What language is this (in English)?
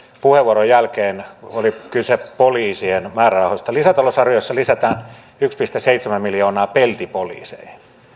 Finnish